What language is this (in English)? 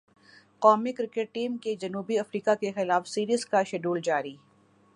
Urdu